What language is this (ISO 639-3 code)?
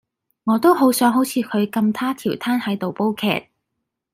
yue